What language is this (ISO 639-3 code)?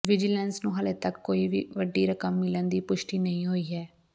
pan